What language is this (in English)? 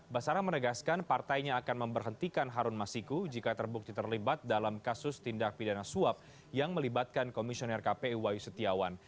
Indonesian